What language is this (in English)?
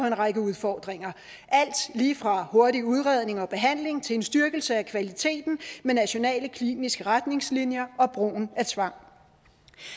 Danish